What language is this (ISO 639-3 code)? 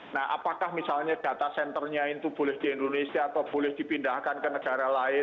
ind